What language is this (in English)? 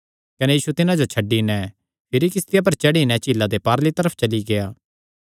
Kangri